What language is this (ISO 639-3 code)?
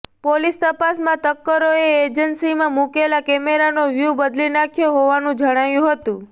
guj